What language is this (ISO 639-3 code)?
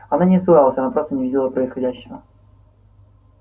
rus